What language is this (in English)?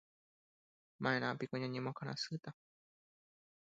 Guarani